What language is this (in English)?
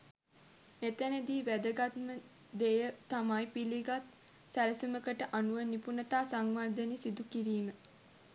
Sinhala